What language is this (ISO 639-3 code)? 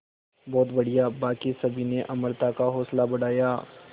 hin